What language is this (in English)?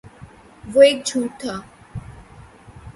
Urdu